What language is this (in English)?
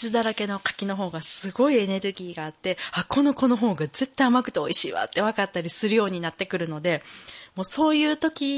Japanese